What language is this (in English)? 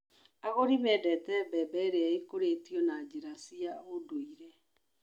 Kikuyu